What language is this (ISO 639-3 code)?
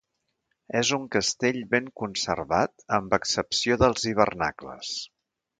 cat